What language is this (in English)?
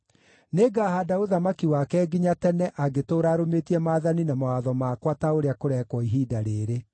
Kikuyu